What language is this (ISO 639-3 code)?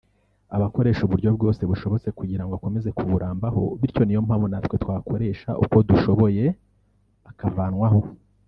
kin